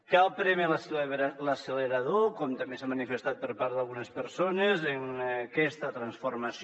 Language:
Catalan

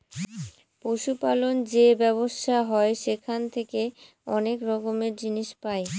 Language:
Bangla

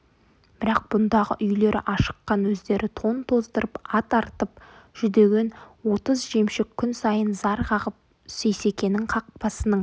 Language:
Kazakh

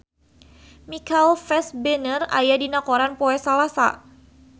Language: Sundanese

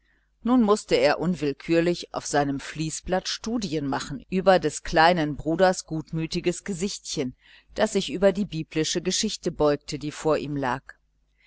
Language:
German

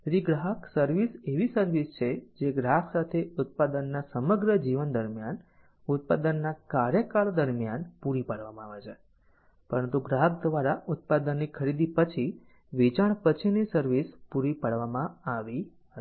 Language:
Gujarati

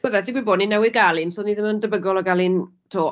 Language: Welsh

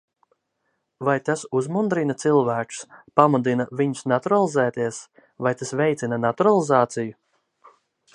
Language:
Latvian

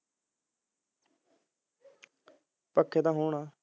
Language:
Punjabi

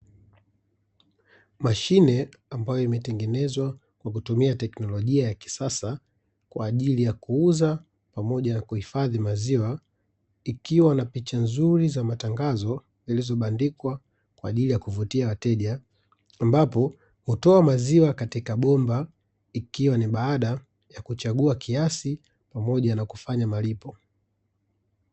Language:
Swahili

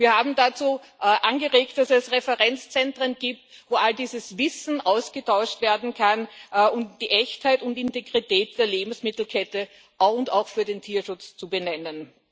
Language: German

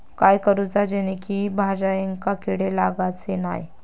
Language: Marathi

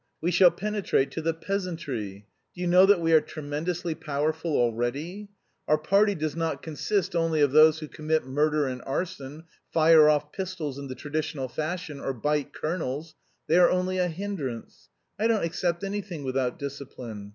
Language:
English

